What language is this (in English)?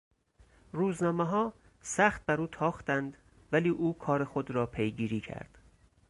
Persian